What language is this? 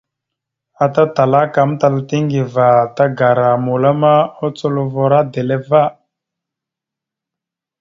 Mada (Cameroon)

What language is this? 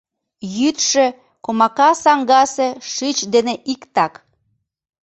Mari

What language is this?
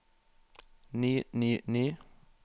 Norwegian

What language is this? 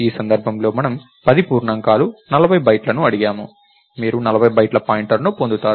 Telugu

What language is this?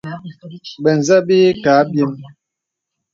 Bebele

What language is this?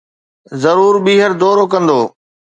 Sindhi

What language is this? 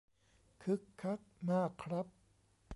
Thai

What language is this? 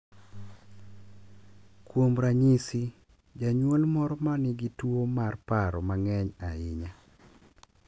Luo (Kenya and Tanzania)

